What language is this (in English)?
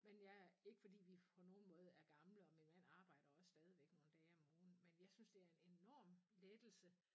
Danish